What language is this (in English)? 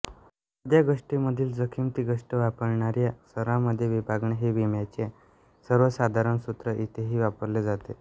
Marathi